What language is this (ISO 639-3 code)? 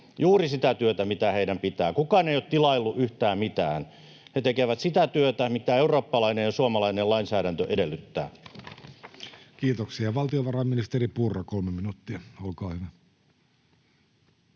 fin